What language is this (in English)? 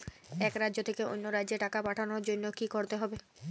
Bangla